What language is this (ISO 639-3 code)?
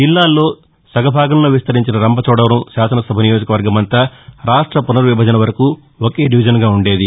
tel